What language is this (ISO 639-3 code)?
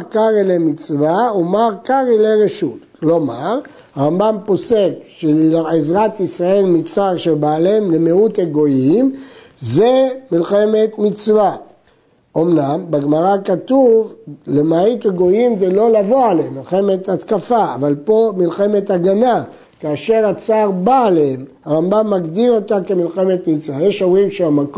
heb